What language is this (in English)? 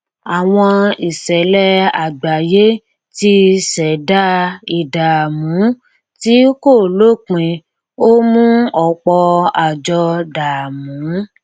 Yoruba